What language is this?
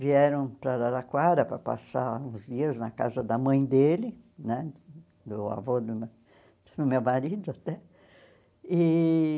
Portuguese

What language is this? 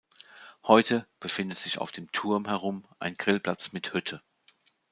German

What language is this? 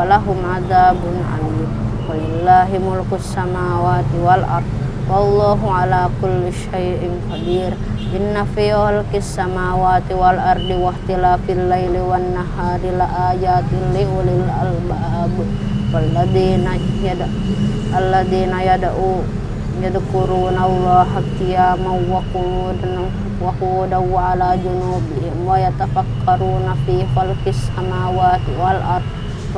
Indonesian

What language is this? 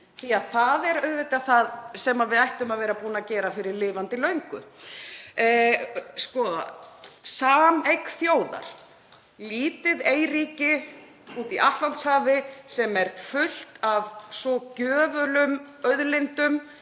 Icelandic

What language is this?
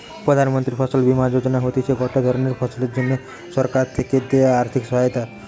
Bangla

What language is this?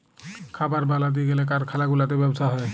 Bangla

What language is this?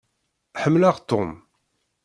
Kabyle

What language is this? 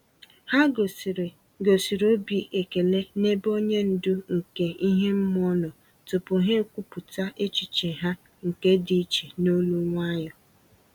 Igbo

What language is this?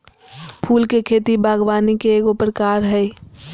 Magahi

